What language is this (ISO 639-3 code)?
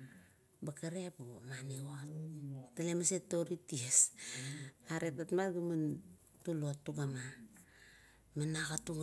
kto